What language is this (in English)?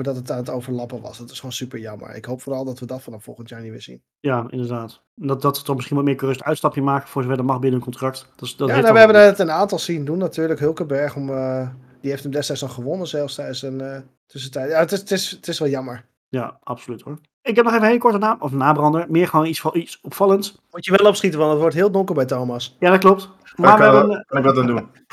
Dutch